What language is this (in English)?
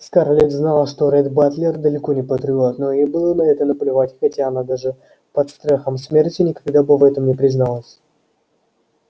Russian